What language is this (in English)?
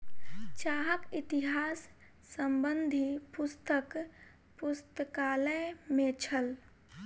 Maithili